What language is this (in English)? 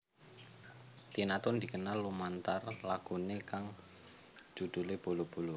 Javanese